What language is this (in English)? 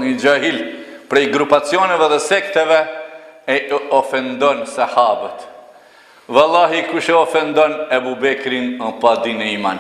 Arabic